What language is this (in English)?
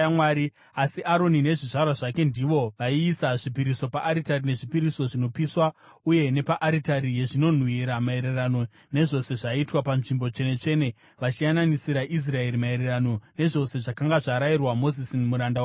Shona